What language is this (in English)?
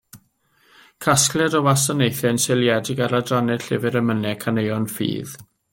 Welsh